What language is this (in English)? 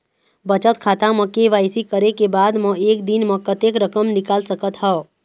Chhattisgarhi